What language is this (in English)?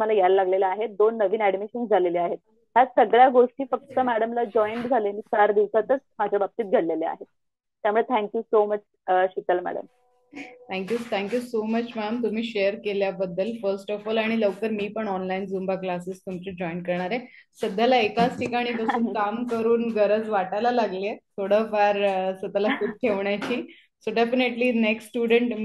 Hindi